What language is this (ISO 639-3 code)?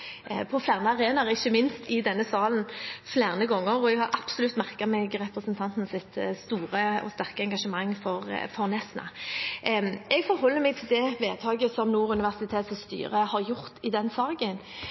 nob